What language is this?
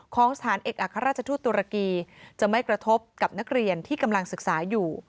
Thai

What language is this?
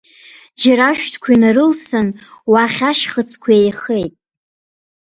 Abkhazian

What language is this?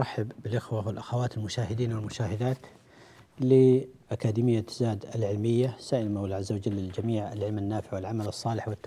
Arabic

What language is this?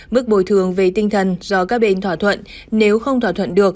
Vietnamese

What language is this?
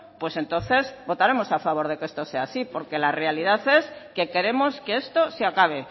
Spanish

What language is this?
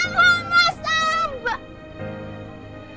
Indonesian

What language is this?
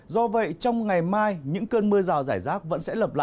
Vietnamese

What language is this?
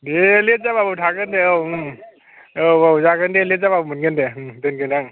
Bodo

